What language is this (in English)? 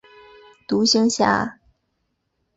Chinese